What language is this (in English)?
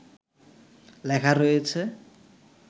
Bangla